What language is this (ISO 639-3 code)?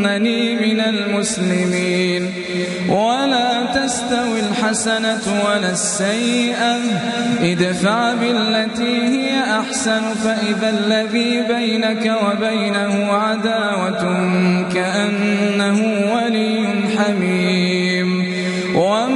ara